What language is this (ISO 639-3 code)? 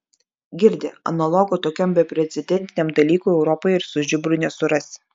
lit